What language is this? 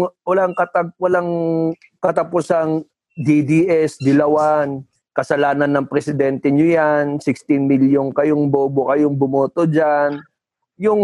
Filipino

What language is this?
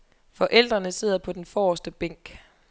Danish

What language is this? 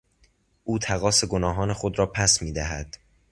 Persian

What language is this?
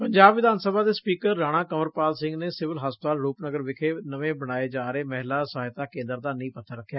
Punjabi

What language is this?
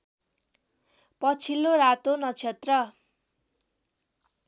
Nepali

